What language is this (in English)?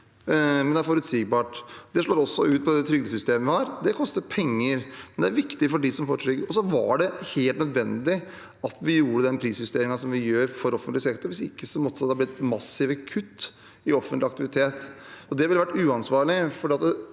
Norwegian